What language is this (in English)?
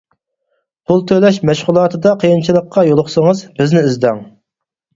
Uyghur